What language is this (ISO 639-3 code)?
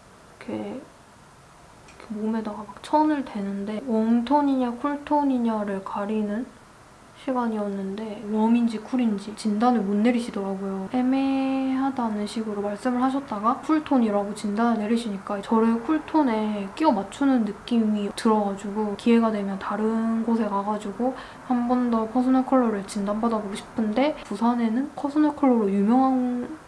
kor